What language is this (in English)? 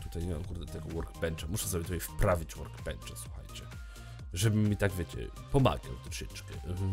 Polish